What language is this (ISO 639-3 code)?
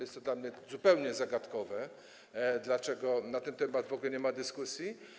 pol